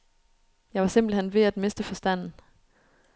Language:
Danish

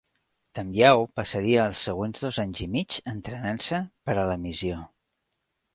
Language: Catalan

